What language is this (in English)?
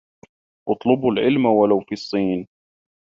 Arabic